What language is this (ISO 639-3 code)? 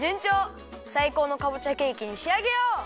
jpn